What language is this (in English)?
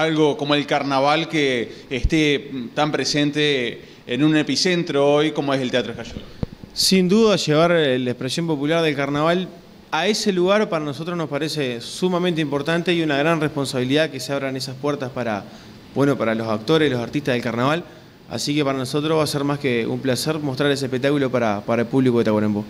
Spanish